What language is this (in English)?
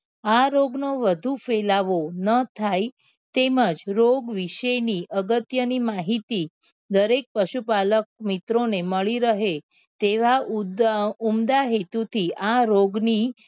Gujarati